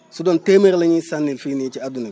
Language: Wolof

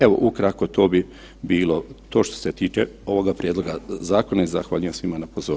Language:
Croatian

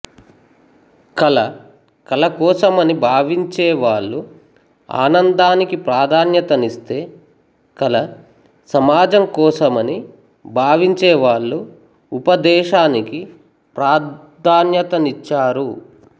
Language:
Telugu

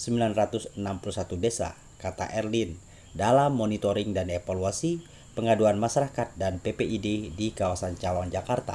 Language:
Indonesian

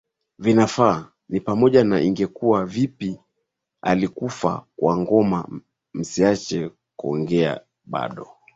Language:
Swahili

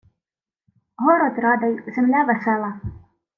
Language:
Ukrainian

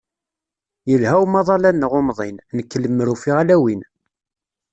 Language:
Kabyle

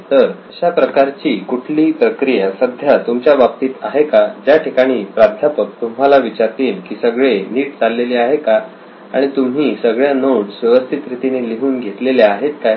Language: Marathi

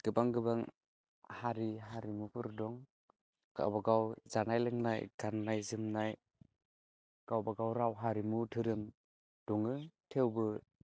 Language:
Bodo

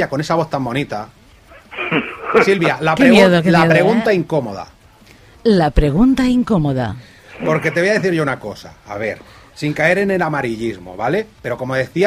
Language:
Spanish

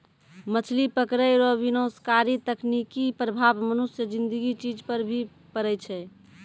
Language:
Maithili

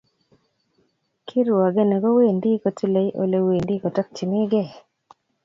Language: Kalenjin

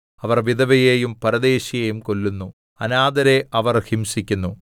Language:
Malayalam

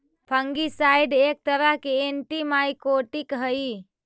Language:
Magahi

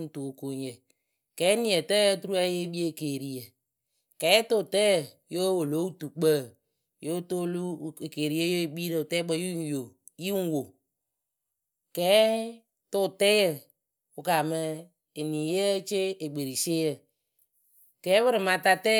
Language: Akebu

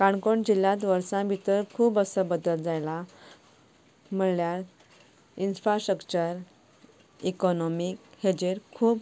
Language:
Konkani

